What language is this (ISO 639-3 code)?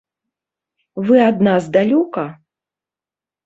bel